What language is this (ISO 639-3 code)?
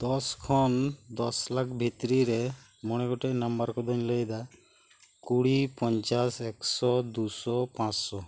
sat